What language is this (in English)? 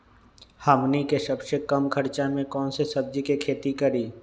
Magahi